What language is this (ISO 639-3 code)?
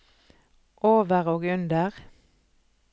nor